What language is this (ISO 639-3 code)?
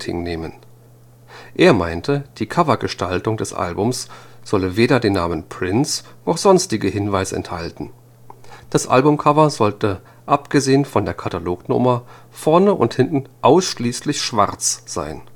deu